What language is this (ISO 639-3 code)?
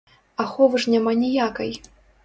bel